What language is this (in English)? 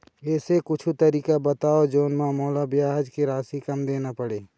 Chhattisgarhi